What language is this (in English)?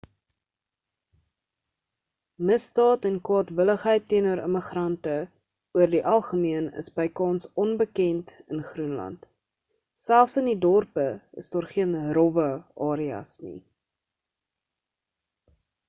Afrikaans